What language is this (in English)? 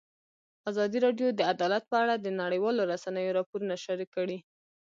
Pashto